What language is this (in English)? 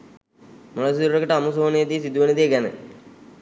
Sinhala